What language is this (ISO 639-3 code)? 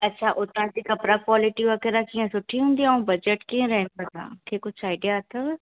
snd